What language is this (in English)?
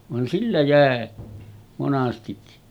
Finnish